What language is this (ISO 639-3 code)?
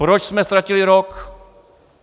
ces